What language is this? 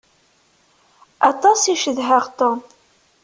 Kabyle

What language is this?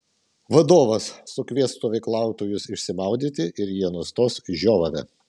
Lithuanian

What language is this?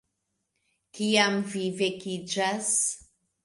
Esperanto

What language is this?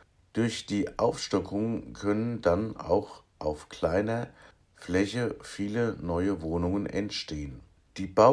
German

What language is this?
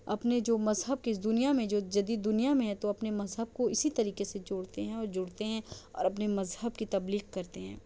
Urdu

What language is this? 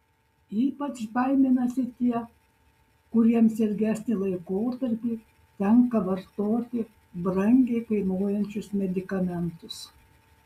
Lithuanian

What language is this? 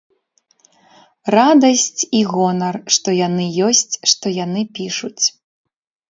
Belarusian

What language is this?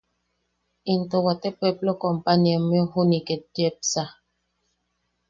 Yaqui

